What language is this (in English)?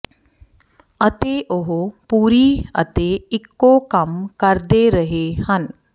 Punjabi